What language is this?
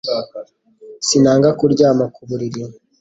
Kinyarwanda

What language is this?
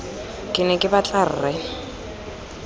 Tswana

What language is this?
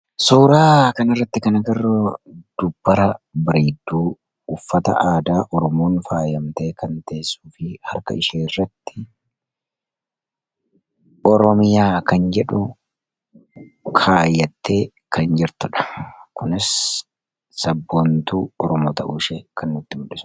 Oromo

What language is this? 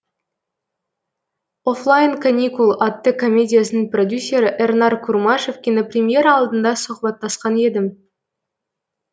Kazakh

